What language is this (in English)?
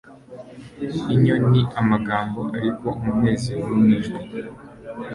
Kinyarwanda